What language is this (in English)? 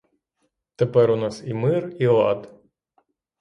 Ukrainian